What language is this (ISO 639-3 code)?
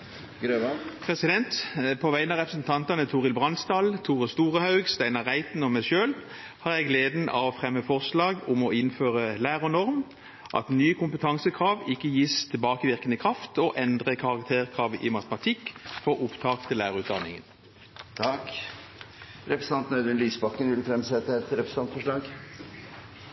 nor